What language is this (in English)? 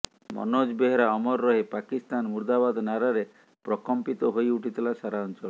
Odia